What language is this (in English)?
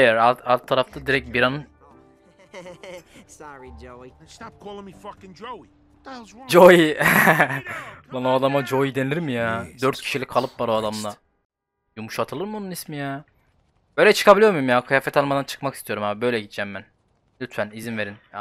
Turkish